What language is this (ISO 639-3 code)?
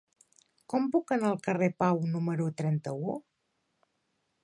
cat